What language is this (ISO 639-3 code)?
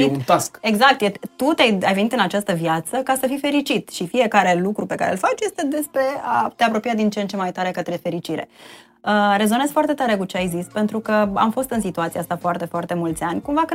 ron